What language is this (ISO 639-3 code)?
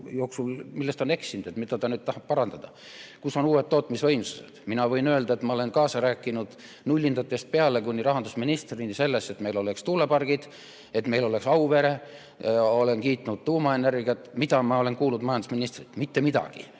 est